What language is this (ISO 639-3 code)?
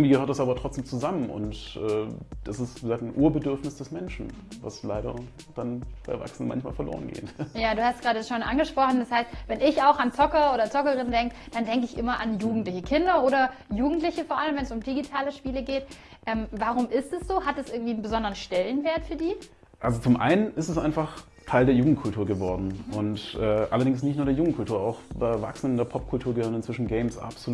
deu